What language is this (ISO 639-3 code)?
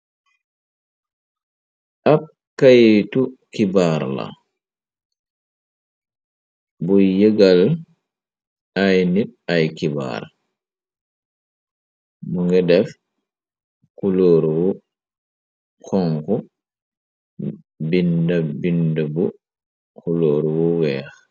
wol